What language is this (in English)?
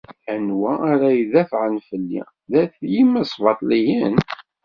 Kabyle